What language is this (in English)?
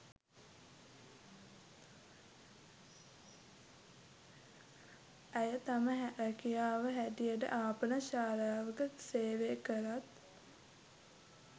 Sinhala